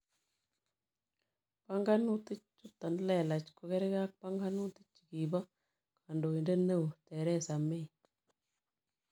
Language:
Kalenjin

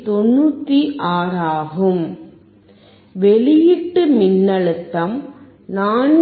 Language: Tamil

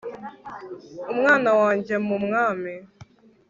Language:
Kinyarwanda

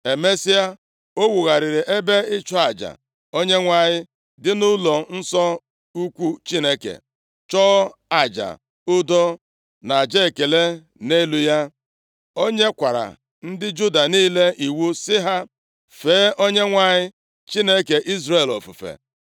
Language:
Igbo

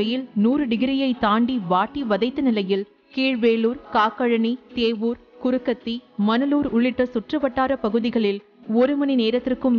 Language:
Romanian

